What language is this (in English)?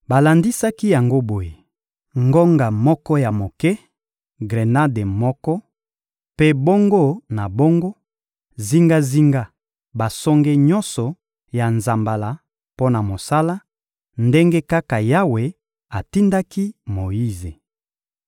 Lingala